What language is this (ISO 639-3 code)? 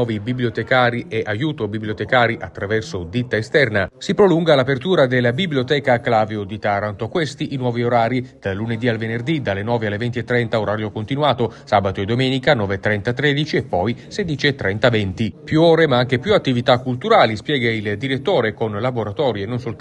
ita